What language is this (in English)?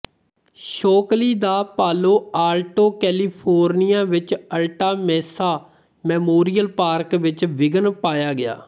Punjabi